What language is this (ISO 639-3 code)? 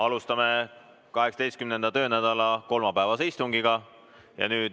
est